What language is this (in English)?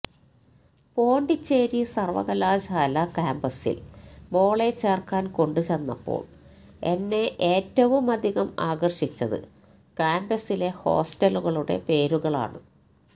Malayalam